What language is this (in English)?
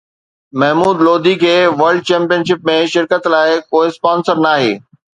Sindhi